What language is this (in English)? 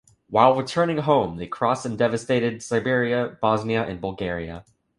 English